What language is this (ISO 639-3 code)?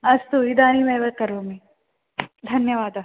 san